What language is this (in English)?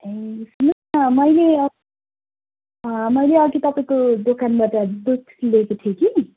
Nepali